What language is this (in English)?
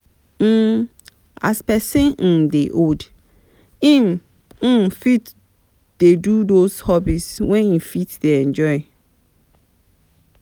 Nigerian Pidgin